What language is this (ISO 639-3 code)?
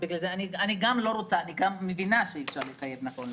heb